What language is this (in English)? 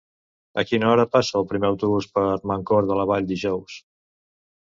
Catalan